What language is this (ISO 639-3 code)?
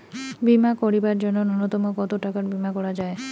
ben